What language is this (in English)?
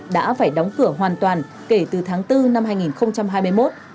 Vietnamese